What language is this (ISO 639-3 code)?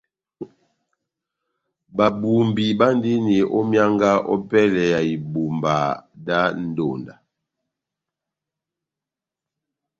bnm